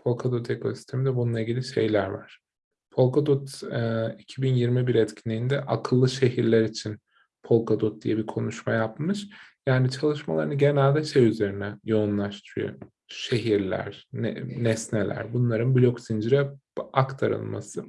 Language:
Turkish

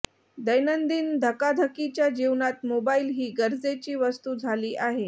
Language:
Marathi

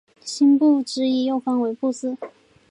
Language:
Chinese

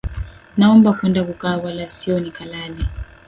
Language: Swahili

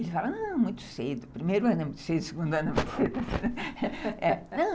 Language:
Portuguese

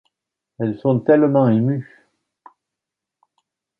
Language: French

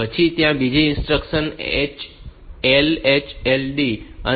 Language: Gujarati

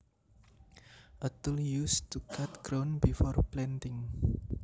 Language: Javanese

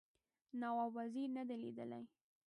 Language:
Pashto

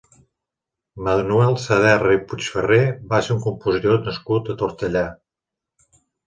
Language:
Catalan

